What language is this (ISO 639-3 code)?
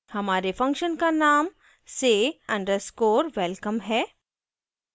hin